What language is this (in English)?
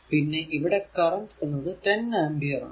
Malayalam